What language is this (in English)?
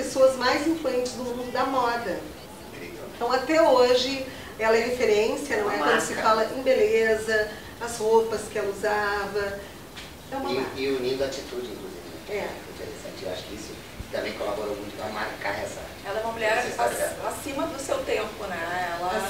Portuguese